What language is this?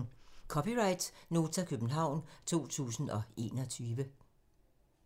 Danish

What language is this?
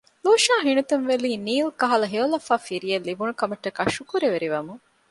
Divehi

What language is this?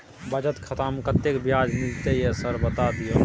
Maithili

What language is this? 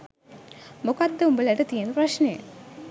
Sinhala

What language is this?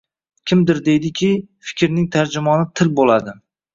Uzbek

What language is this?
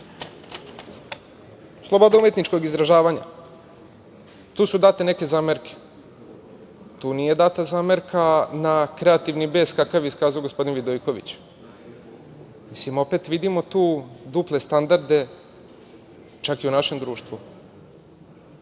Serbian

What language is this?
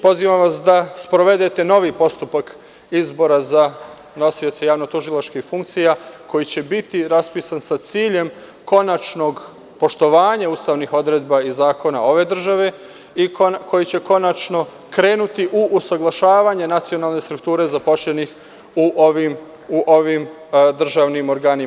Serbian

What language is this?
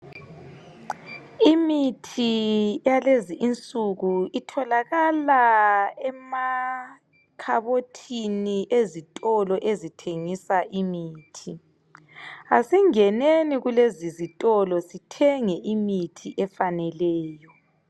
North Ndebele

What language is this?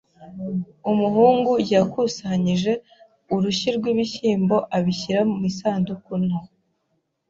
Kinyarwanda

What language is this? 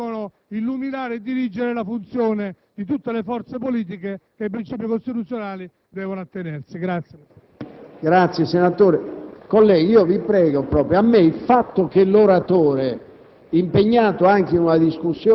Italian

